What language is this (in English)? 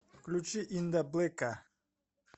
Russian